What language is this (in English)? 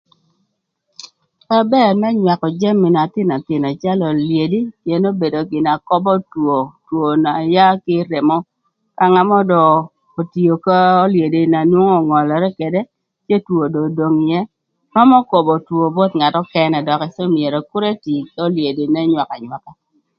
Thur